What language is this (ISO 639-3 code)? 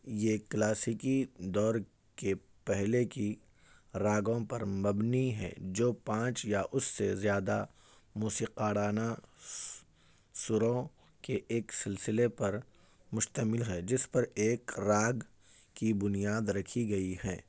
urd